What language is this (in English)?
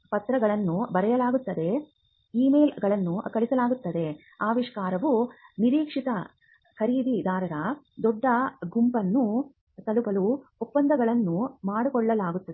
Kannada